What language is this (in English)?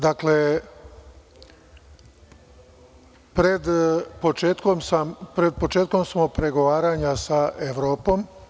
Serbian